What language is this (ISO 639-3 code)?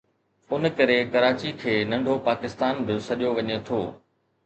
snd